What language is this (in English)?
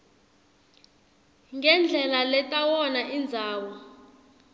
Swati